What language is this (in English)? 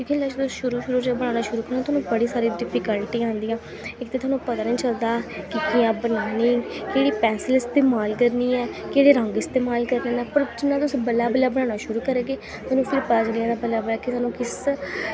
Dogri